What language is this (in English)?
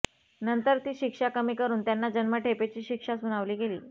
Marathi